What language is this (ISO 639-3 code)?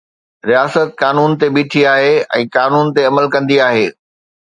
snd